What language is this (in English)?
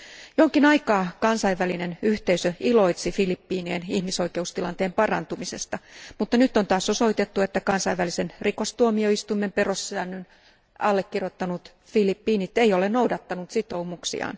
Finnish